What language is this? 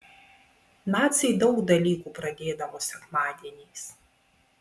Lithuanian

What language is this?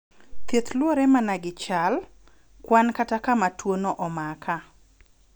Luo (Kenya and Tanzania)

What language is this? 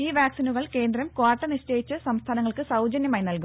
Malayalam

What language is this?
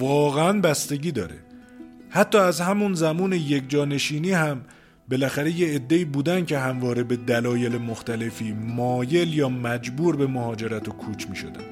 Persian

